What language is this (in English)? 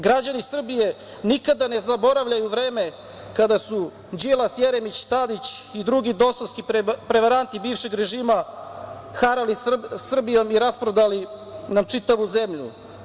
Serbian